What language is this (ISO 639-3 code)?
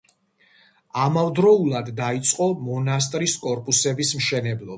kat